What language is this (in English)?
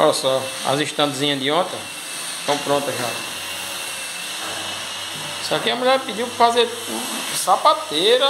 Portuguese